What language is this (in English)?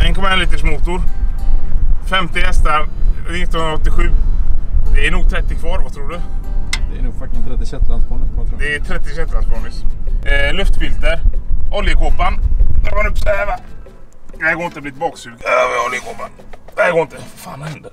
Swedish